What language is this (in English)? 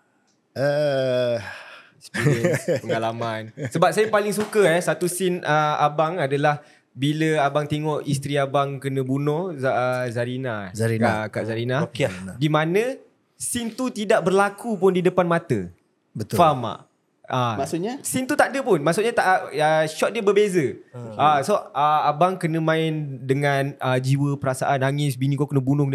Malay